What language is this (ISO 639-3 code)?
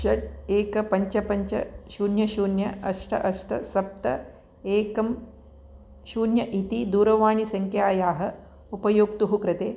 san